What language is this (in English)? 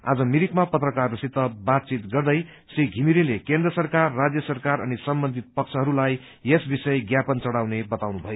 Nepali